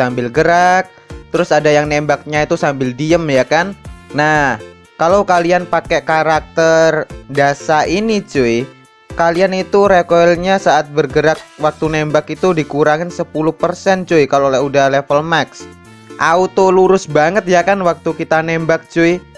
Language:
Indonesian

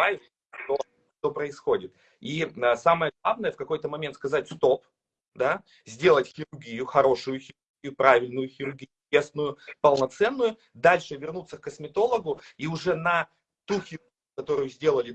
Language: Russian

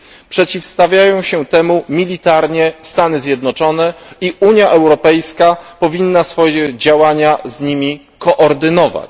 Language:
Polish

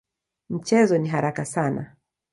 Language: Swahili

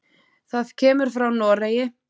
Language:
Icelandic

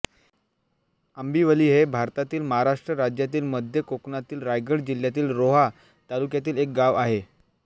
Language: Marathi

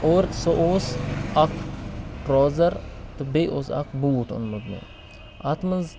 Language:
Kashmiri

